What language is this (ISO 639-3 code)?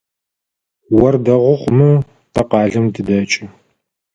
ady